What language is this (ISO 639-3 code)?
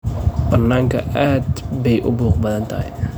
som